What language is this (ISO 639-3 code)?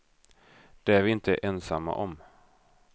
swe